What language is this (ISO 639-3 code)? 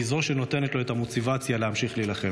heb